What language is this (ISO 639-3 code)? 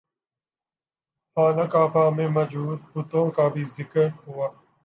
urd